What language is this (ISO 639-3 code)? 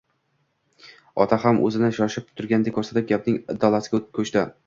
uzb